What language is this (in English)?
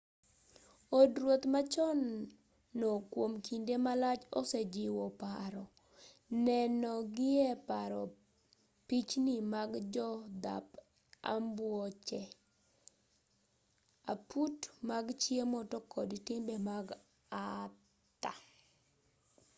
Luo (Kenya and Tanzania)